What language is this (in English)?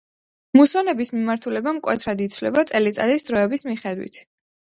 Georgian